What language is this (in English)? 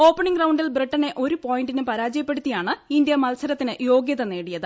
Malayalam